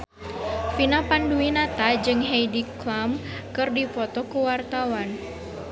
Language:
Sundanese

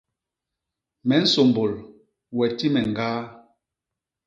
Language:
Basaa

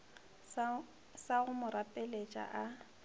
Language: Northern Sotho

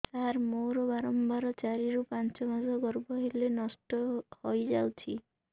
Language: Odia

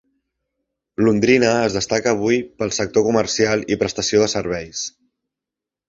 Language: Catalan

